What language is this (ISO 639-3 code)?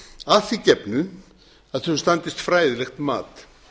isl